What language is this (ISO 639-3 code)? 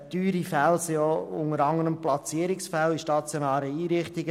gsw